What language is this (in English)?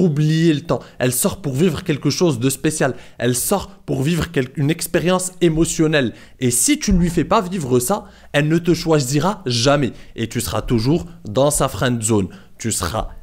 French